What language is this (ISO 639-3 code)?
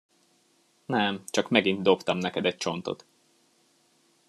hun